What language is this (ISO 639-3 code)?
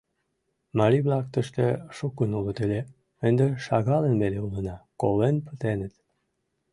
chm